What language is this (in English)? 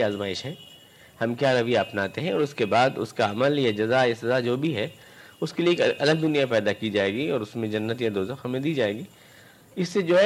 Urdu